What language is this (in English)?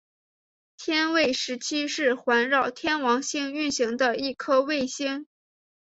Chinese